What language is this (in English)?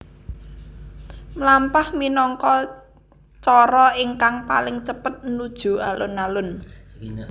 Javanese